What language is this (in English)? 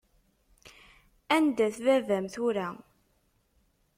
Kabyle